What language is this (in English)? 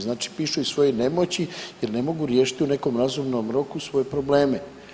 Croatian